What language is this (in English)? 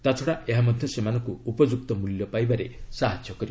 Odia